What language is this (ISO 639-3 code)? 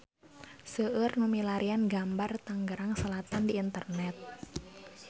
sun